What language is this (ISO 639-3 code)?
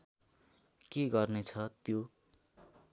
nep